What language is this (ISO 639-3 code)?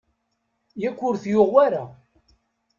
kab